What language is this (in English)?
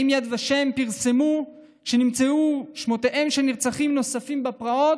Hebrew